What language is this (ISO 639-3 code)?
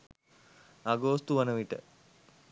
sin